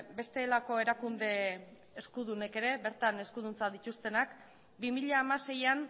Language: Basque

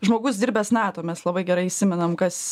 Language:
Lithuanian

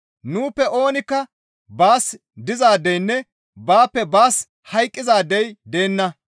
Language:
Gamo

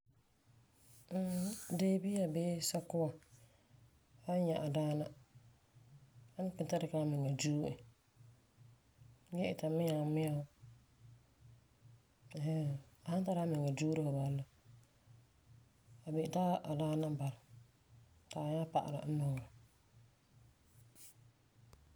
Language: Frafra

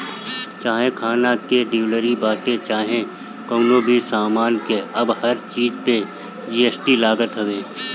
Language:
Bhojpuri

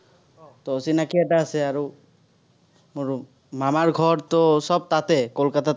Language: Assamese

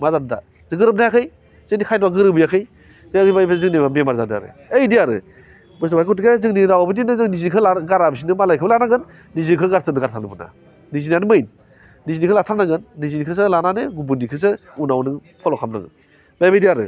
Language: Bodo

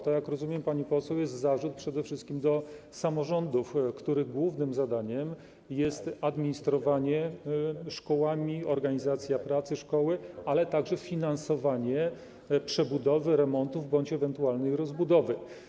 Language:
Polish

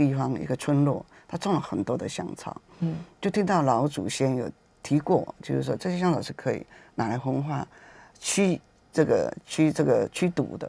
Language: Chinese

